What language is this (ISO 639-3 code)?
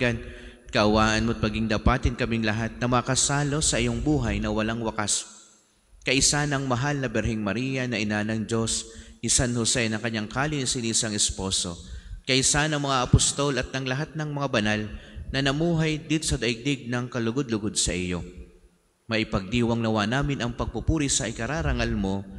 fil